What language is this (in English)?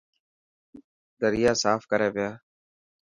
Dhatki